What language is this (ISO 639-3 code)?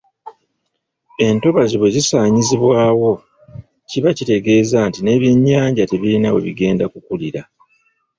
lug